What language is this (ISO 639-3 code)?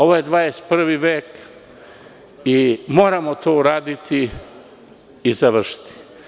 srp